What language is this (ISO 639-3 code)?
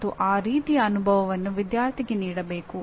kan